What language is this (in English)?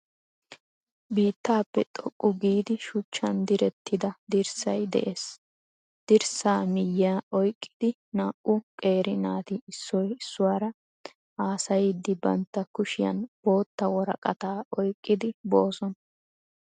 Wolaytta